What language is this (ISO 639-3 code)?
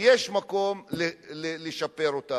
heb